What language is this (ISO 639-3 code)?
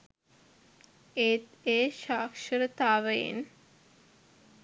sin